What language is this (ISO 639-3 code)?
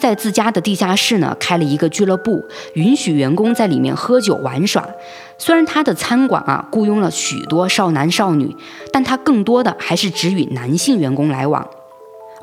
zho